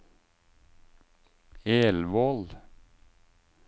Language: Norwegian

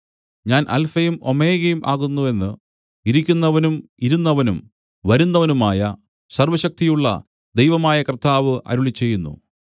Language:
Malayalam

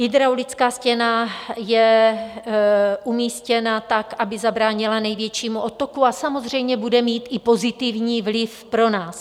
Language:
Czech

